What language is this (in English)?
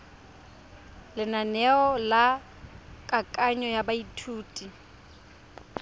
Tswana